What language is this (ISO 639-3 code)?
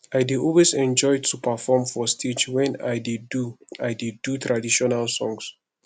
pcm